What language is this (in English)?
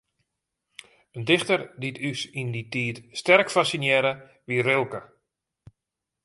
Western Frisian